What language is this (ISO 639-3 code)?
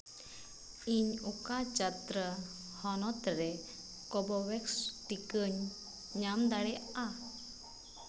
sat